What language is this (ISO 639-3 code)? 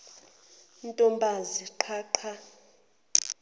zul